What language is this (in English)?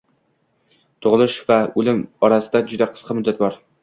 Uzbek